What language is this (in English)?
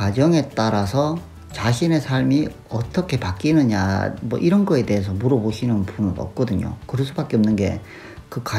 Korean